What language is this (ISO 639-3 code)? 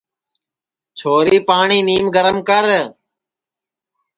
ssi